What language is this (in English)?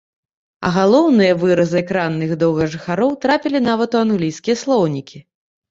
Belarusian